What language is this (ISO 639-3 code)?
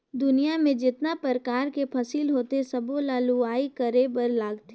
hne